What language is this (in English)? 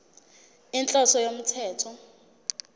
Zulu